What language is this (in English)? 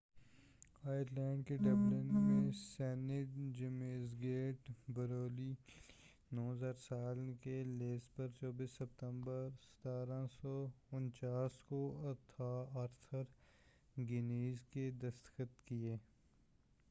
Urdu